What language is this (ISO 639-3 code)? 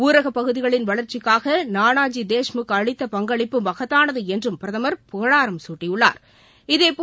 tam